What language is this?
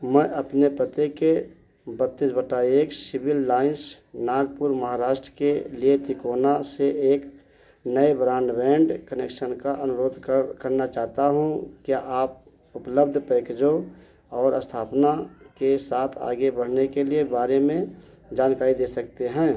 Hindi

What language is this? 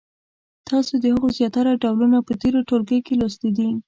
Pashto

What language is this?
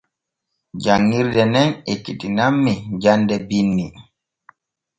Borgu Fulfulde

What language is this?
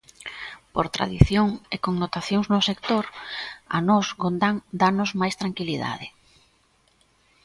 Galician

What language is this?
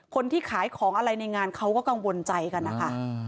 Thai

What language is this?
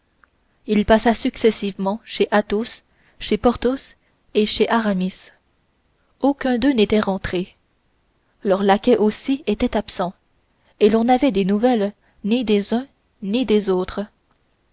French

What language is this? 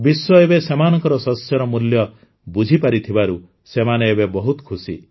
Odia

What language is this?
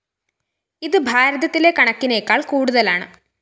Malayalam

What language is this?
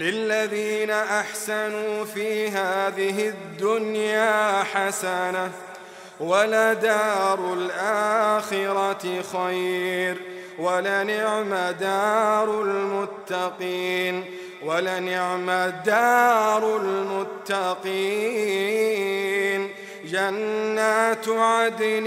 Arabic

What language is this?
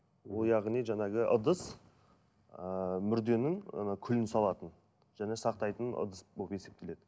Kazakh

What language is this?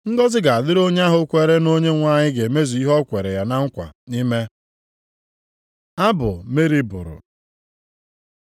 Igbo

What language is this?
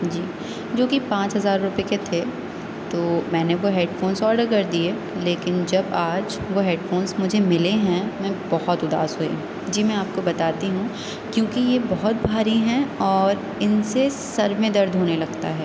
Urdu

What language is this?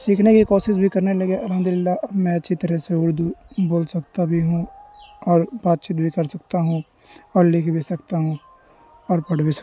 Urdu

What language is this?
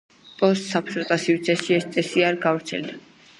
Georgian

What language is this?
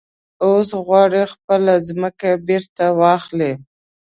Pashto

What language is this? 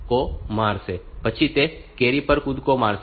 Gujarati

